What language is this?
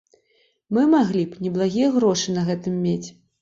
Belarusian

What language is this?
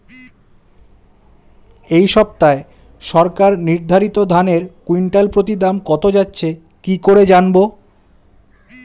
Bangla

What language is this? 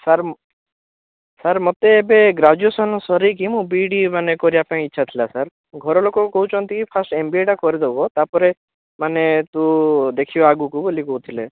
Odia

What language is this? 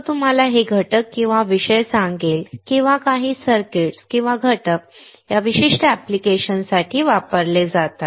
Marathi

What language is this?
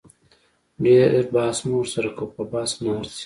Pashto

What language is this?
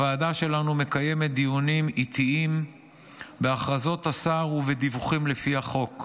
Hebrew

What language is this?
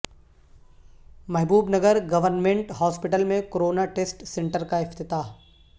Urdu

